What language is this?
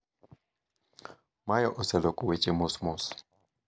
Luo (Kenya and Tanzania)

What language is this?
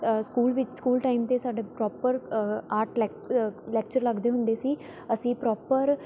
Punjabi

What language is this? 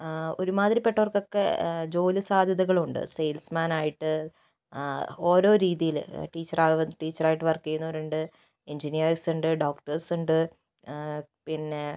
Malayalam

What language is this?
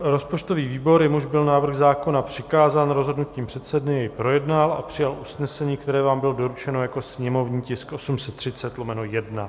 Czech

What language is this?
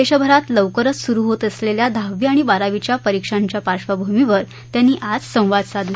Marathi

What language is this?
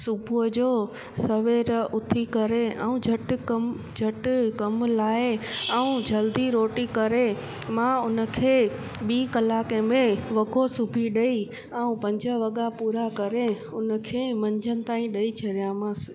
Sindhi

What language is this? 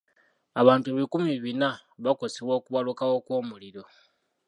Ganda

